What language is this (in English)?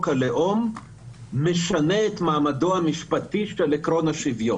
Hebrew